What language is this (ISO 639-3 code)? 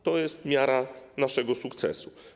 pol